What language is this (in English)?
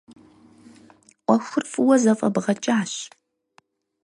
Kabardian